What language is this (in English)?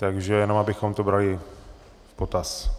Czech